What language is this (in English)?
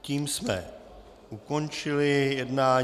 Czech